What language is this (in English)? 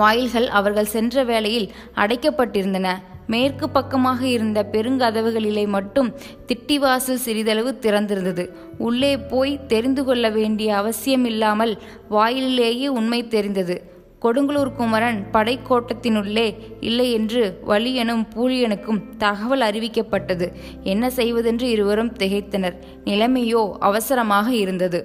Tamil